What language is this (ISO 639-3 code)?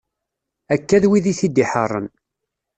kab